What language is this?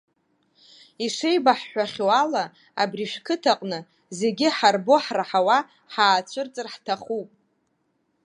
Abkhazian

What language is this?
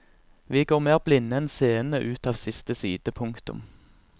Norwegian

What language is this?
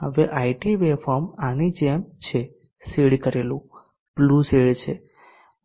Gujarati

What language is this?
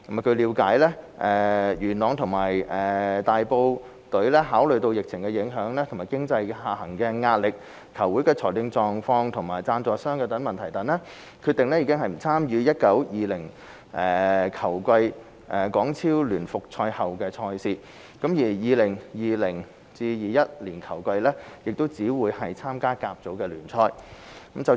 Cantonese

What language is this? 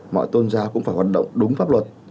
Vietnamese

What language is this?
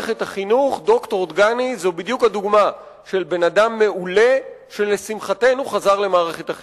Hebrew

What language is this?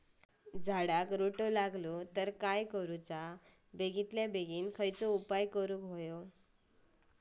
Marathi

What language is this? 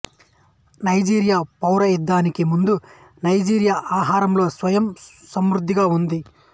Telugu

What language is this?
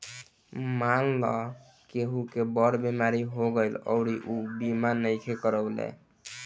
Bhojpuri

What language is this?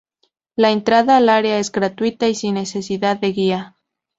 Spanish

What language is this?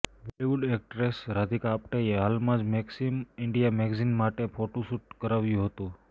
Gujarati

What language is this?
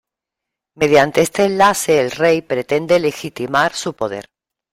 Spanish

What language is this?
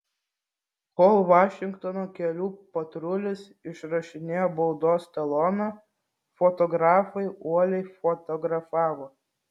Lithuanian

